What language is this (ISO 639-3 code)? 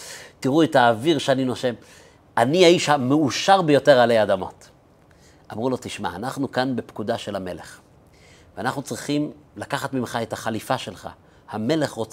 heb